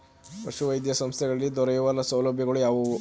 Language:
Kannada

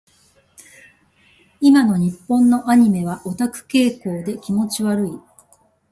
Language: Japanese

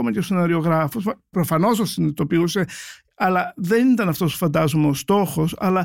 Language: Greek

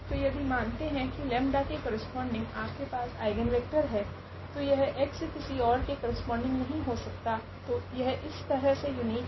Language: Hindi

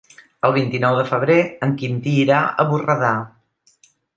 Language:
Catalan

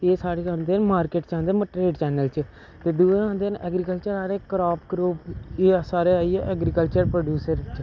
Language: Dogri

